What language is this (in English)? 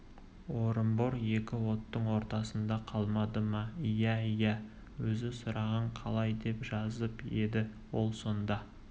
Kazakh